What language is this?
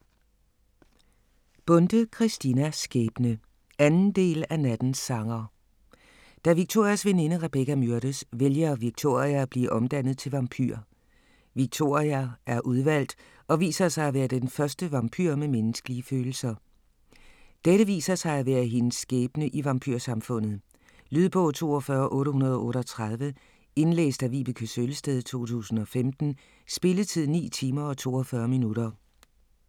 Danish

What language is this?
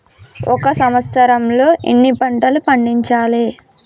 Telugu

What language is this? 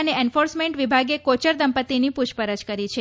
Gujarati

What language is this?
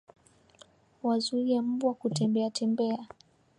Swahili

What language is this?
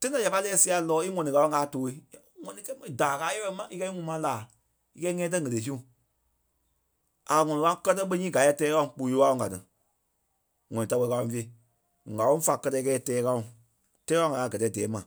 Kpelle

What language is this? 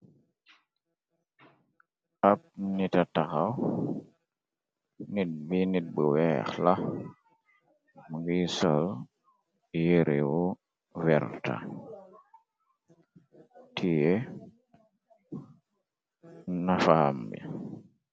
Wolof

